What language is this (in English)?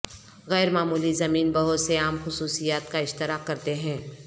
Urdu